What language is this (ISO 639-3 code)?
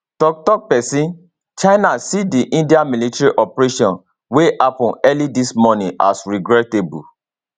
pcm